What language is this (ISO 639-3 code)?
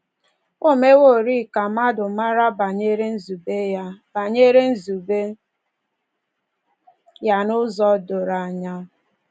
ibo